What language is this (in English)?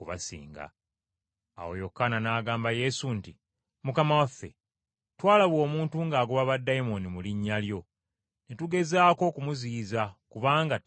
Ganda